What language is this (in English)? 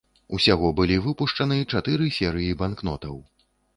Belarusian